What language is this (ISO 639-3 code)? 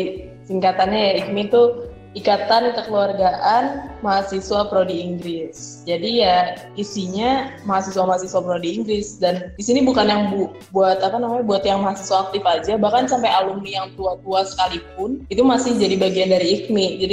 ind